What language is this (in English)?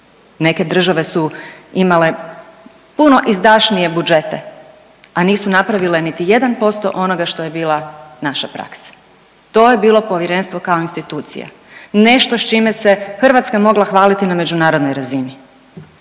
Croatian